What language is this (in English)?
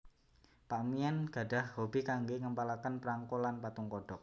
Javanese